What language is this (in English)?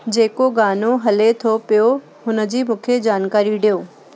Sindhi